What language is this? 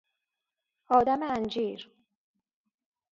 Persian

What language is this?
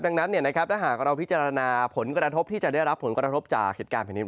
Thai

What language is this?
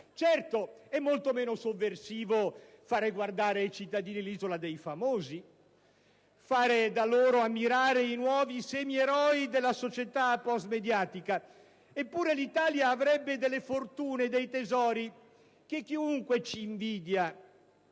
Italian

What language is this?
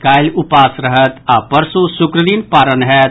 Maithili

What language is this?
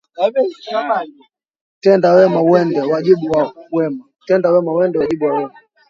Swahili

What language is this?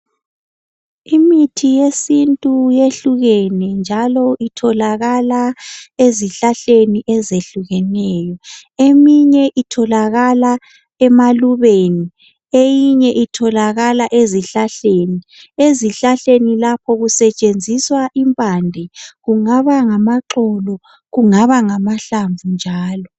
North Ndebele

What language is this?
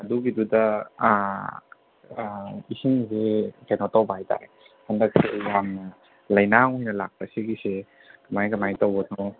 Manipuri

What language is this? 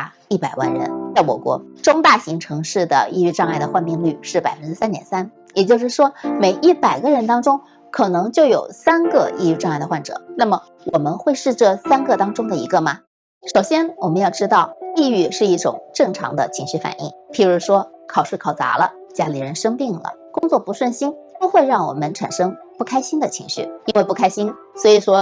Chinese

